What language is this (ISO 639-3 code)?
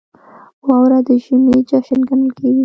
pus